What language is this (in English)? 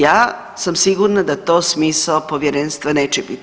Croatian